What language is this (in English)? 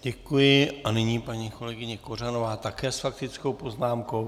Czech